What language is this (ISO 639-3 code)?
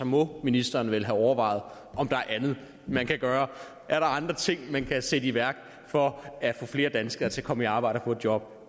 dan